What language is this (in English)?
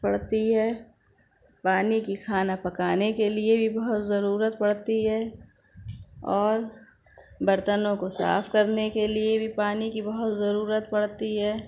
Urdu